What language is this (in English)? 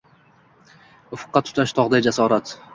Uzbek